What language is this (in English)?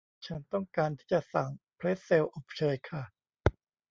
Thai